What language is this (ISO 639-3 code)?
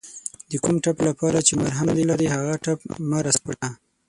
pus